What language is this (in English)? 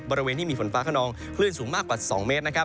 Thai